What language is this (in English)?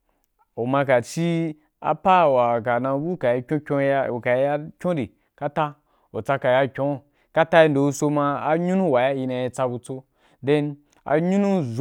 Wapan